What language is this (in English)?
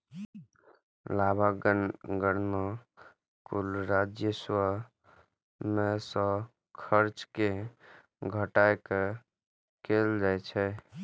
Maithili